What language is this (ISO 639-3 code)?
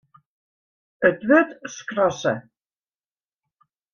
fry